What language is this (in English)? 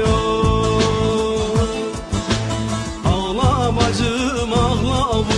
Turkish